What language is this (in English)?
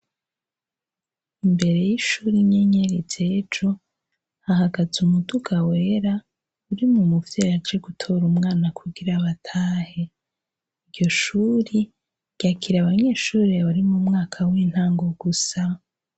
Rundi